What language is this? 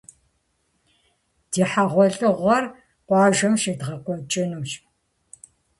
Kabardian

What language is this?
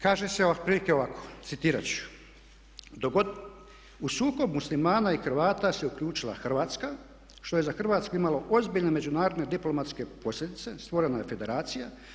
Croatian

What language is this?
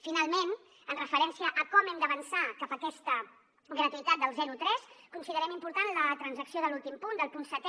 Catalan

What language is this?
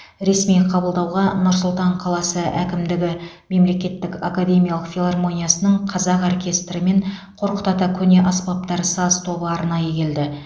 Kazakh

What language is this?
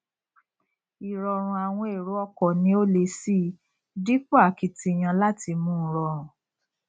Yoruba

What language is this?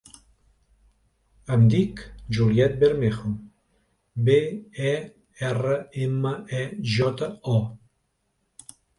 Catalan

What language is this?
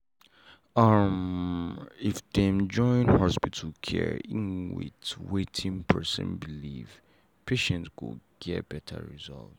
Nigerian Pidgin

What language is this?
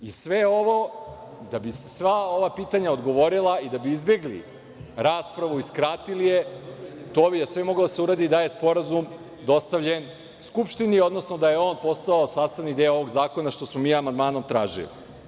Serbian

